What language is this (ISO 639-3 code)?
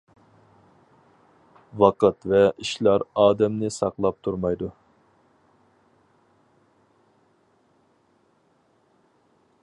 uig